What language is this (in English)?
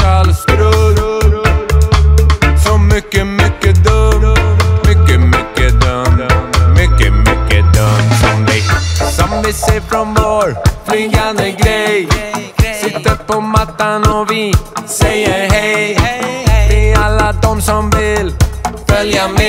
Dutch